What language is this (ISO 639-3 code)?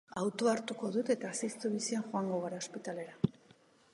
eus